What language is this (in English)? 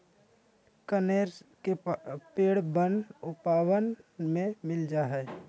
Magahi